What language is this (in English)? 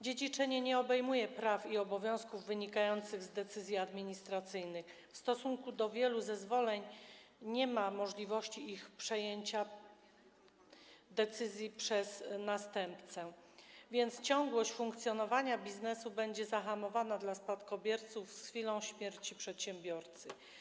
Polish